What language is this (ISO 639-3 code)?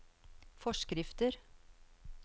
nor